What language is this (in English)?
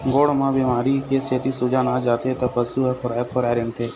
Chhattisgarhi